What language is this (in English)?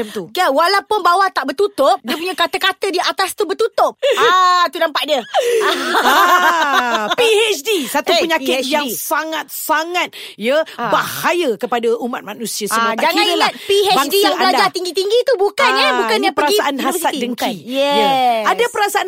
Malay